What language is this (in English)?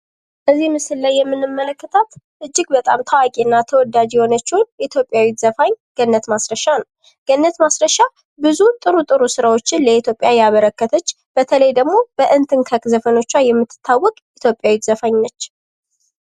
Amharic